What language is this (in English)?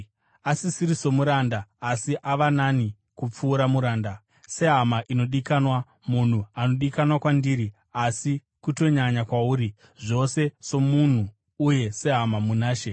Shona